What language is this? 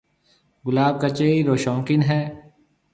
Marwari (Pakistan)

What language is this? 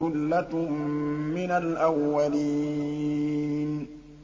Arabic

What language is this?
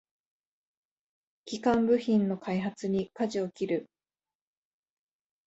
Japanese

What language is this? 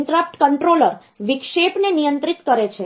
Gujarati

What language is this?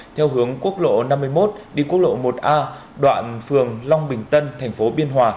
Vietnamese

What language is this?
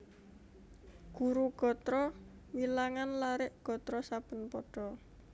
Javanese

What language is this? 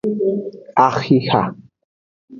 Aja (Benin)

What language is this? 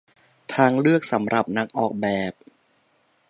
Thai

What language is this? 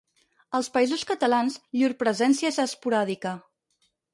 Catalan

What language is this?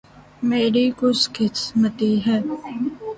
Urdu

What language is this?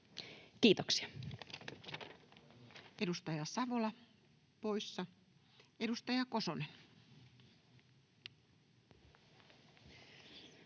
Finnish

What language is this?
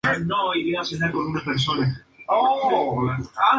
Spanish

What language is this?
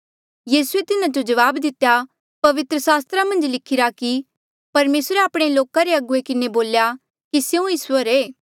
Mandeali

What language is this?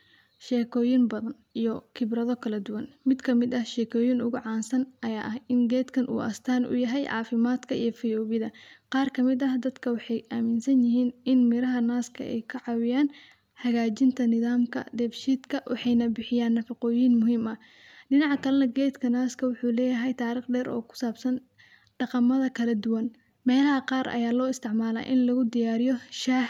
Somali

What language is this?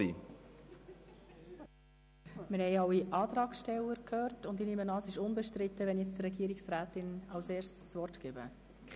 Swiss German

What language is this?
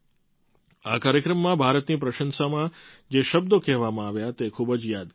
Gujarati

